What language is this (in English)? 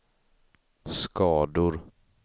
Swedish